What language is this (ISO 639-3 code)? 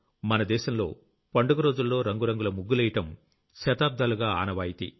tel